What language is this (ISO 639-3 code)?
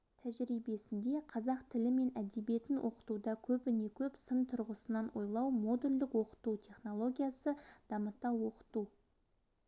kaz